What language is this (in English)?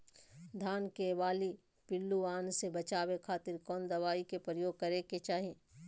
Magahi